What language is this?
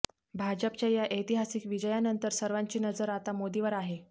Marathi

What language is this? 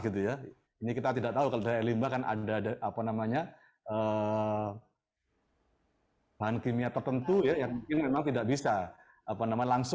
Indonesian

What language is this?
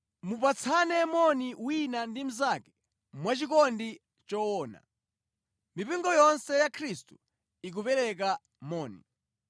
Nyanja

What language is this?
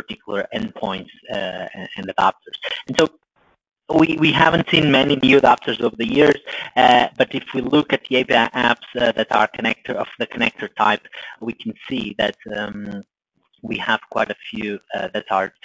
English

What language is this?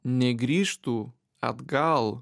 Lithuanian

